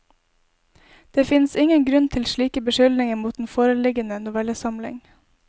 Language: Norwegian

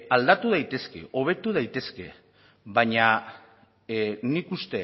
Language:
Basque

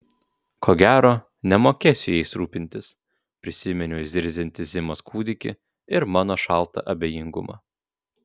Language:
Lithuanian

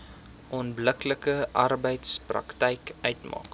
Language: Afrikaans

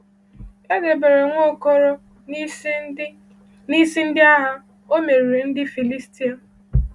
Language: Igbo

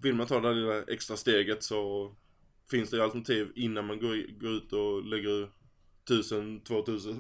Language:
Swedish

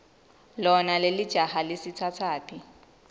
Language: Swati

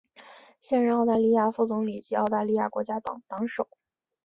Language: Chinese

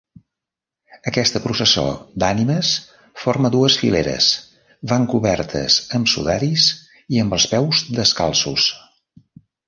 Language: Catalan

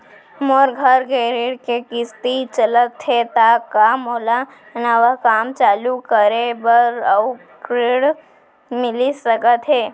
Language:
Chhattisgarhi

